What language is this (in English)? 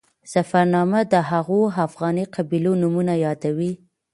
Pashto